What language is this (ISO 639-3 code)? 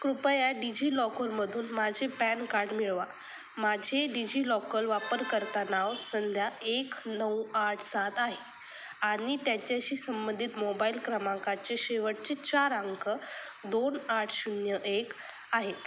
mar